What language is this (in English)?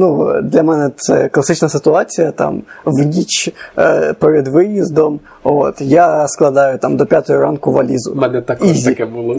Ukrainian